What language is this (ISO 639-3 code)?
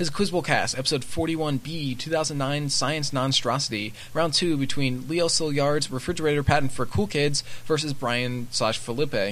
eng